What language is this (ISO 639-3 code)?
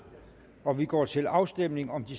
dan